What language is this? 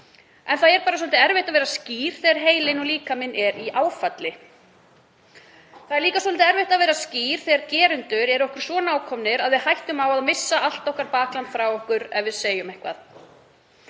Icelandic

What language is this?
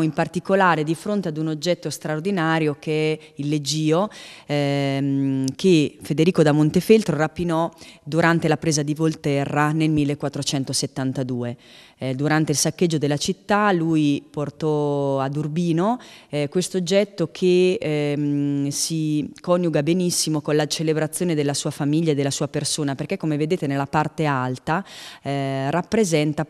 Italian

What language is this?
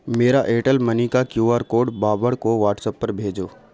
Urdu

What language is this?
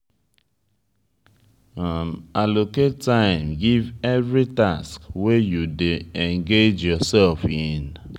Nigerian Pidgin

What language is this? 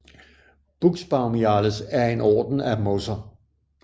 Danish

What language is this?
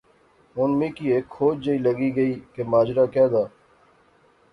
Pahari-Potwari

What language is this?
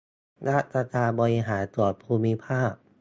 Thai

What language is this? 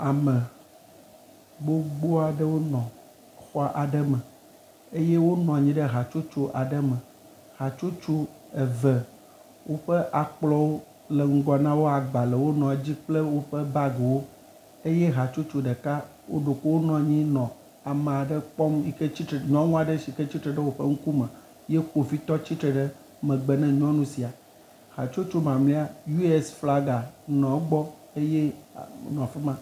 Ewe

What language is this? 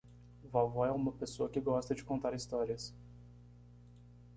Portuguese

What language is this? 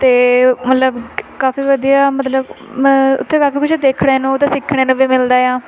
Punjabi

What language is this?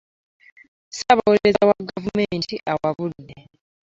Ganda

